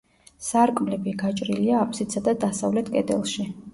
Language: Georgian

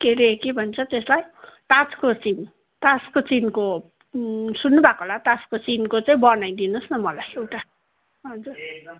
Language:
Nepali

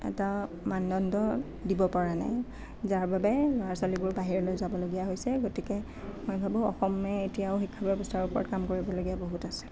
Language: Assamese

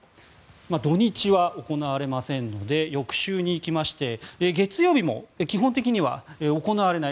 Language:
Japanese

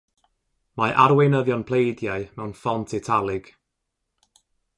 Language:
Welsh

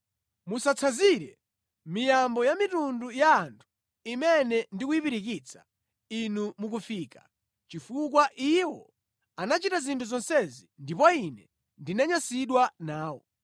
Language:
Nyanja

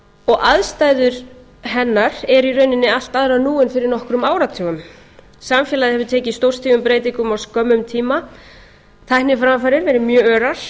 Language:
Icelandic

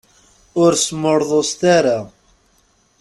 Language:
Kabyle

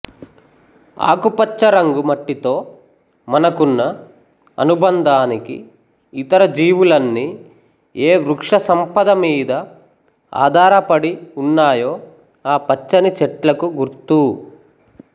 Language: Telugu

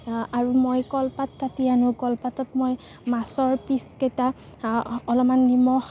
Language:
Assamese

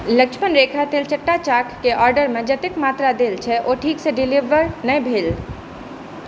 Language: Maithili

